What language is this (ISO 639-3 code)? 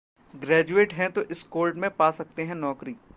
hin